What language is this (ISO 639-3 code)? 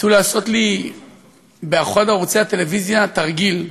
heb